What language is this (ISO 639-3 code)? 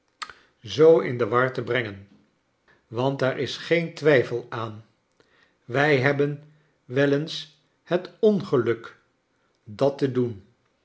nld